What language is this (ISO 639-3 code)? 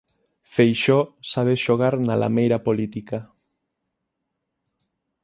glg